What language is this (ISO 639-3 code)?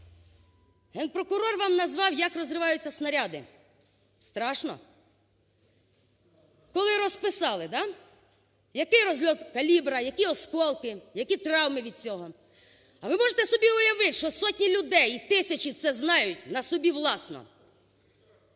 ukr